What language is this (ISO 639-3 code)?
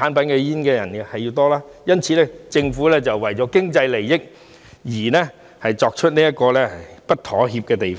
yue